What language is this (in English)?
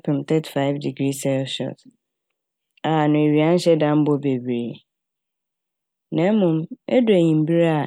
Akan